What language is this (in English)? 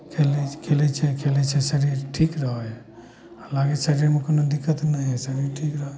Maithili